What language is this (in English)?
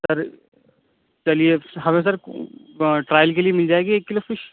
Urdu